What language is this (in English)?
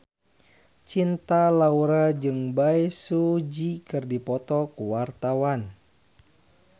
Sundanese